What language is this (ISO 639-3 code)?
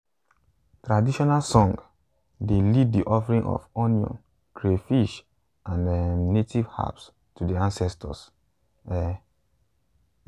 pcm